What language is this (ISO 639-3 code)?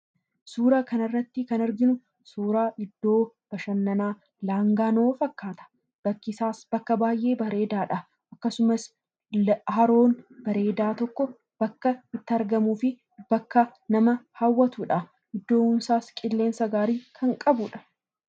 orm